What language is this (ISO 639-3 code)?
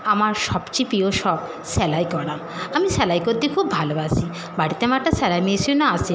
ben